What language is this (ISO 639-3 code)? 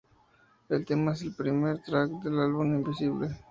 spa